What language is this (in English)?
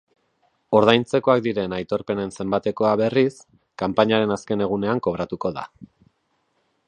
Basque